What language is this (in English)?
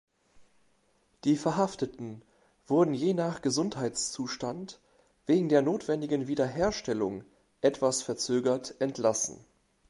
German